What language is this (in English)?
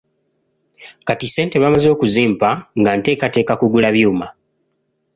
Ganda